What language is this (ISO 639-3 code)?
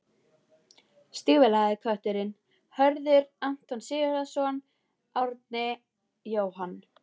isl